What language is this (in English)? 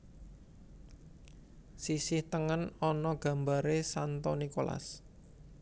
Javanese